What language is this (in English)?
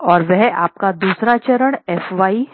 Hindi